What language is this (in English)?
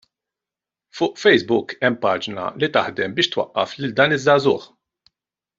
Maltese